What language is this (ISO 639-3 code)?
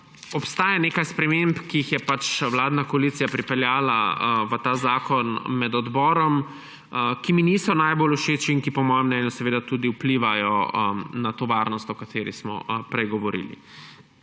slv